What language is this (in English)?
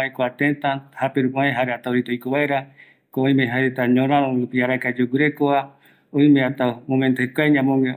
Eastern Bolivian Guaraní